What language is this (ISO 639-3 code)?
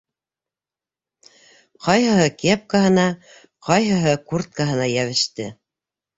bak